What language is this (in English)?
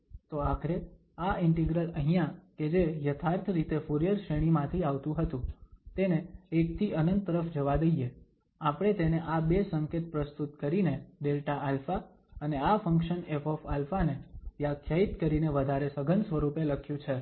Gujarati